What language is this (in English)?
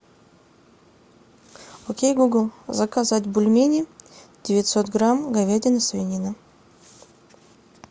Russian